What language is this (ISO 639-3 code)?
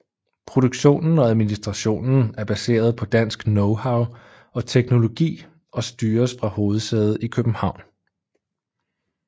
dan